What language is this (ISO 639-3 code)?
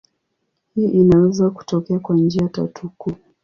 swa